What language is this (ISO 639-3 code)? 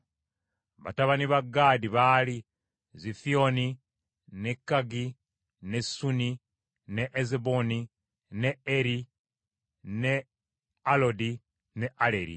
lug